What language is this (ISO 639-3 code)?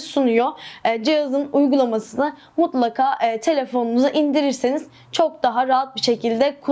tur